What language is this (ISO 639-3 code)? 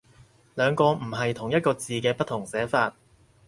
yue